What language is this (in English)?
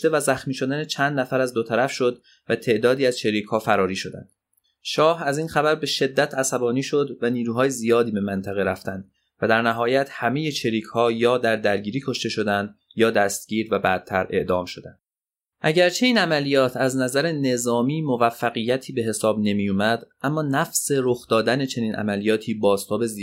Persian